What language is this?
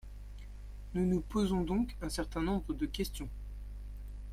French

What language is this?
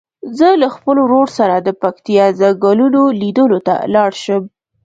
Pashto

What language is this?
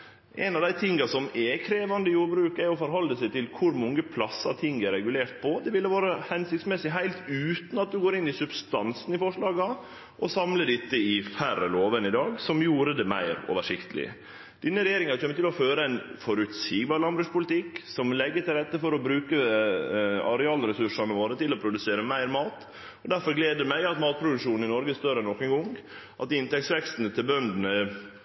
Norwegian Nynorsk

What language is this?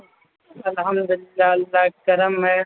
Urdu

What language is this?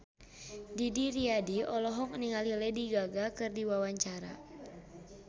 Sundanese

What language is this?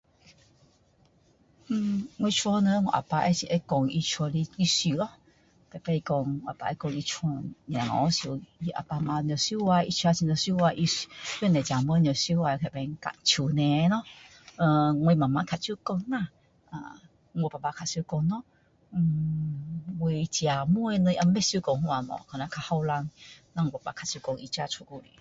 Min Dong Chinese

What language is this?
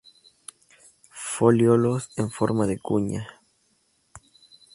Spanish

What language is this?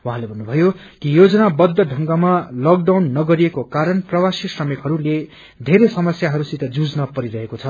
Nepali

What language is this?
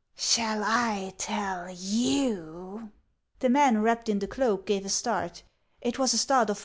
English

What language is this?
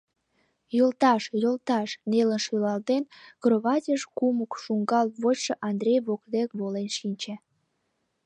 Mari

